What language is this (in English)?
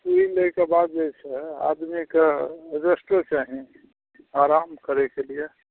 Maithili